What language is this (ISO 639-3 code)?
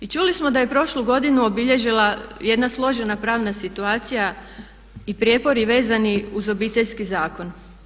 hrv